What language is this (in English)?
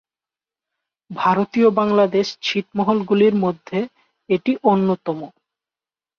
Bangla